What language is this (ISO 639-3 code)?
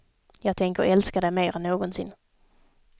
swe